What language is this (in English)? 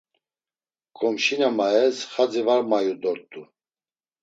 Laz